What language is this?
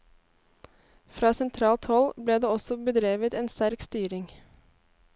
Norwegian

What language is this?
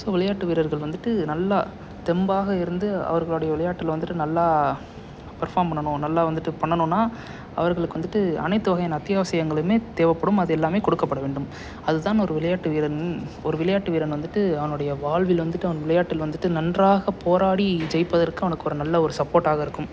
Tamil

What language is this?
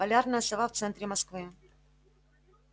Russian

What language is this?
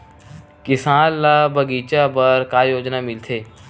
Chhattisgarhi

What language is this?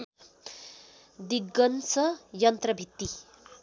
Nepali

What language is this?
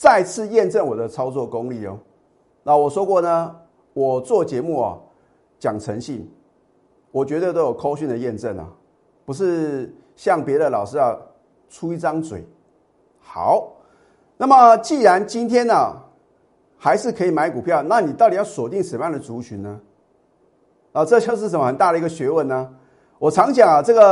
Chinese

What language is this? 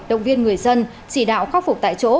Vietnamese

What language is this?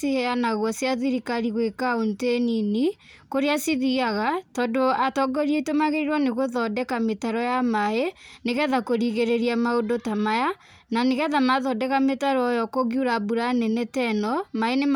Kikuyu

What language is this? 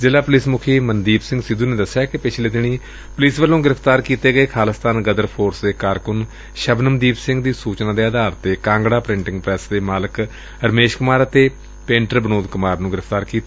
Punjabi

